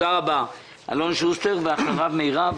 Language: Hebrew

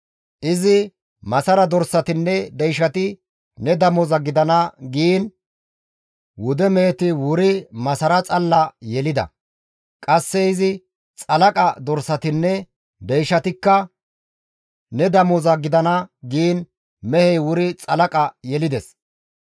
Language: Gamo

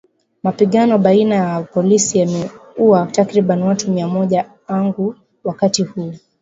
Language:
Swahili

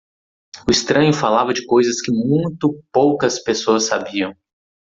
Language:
Portuguese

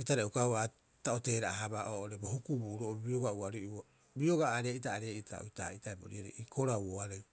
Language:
Rapoisi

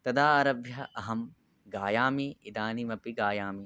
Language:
Sanskrit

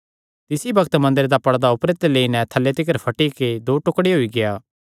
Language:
Kangri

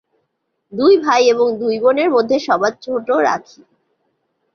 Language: Bangla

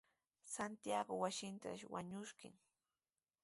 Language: Sihuas Ancash Quechua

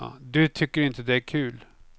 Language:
Swedish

